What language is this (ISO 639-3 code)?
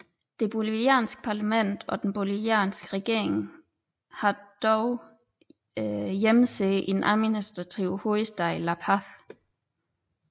dan